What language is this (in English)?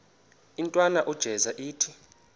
Xhosa